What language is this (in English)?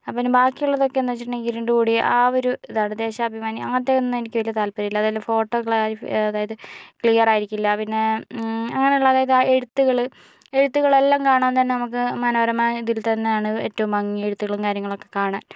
Malayalam